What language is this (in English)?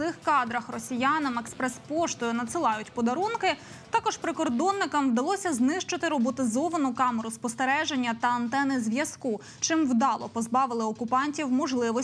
Ukrainian